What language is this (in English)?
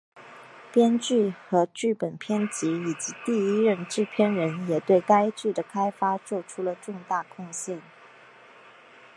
Chinese